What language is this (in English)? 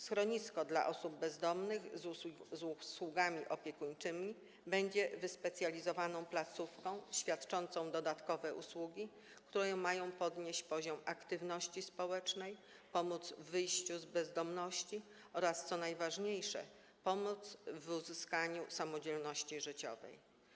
Polish